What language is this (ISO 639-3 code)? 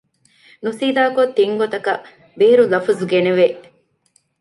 div